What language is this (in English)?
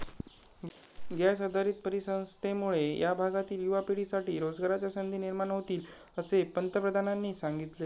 Marathi